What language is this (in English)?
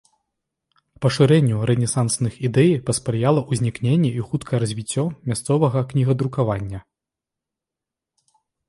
Belarusian